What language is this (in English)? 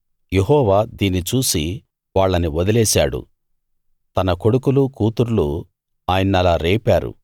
Telugu